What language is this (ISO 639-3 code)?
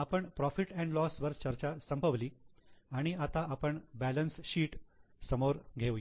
mar